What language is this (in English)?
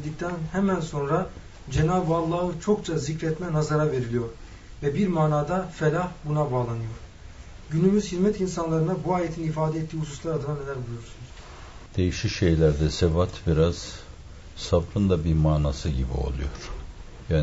Turkish